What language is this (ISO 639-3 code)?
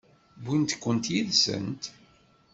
kab